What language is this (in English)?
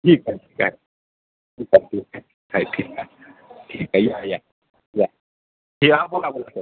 Marathi